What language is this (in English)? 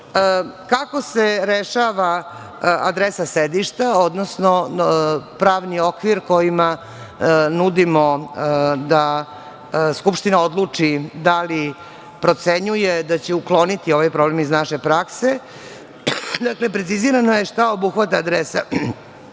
Serbian